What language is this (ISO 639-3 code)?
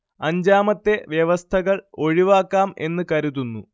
mal